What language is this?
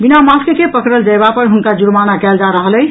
Maithili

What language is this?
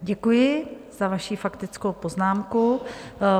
Czech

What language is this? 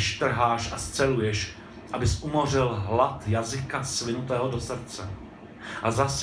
Czech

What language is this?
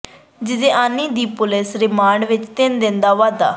Punjabi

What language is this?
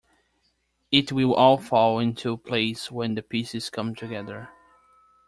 English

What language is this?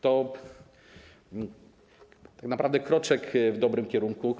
Polish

